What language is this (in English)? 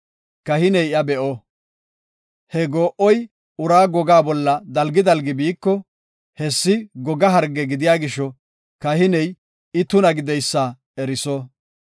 Gofa